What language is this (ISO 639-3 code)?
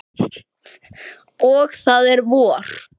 isl